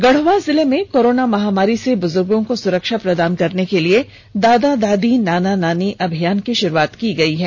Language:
Hindi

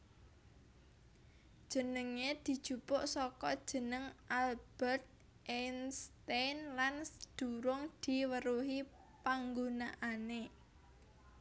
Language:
Javanese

